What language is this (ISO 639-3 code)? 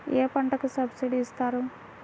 tel